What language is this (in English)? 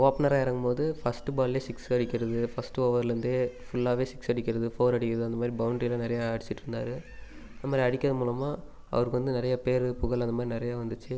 Tamil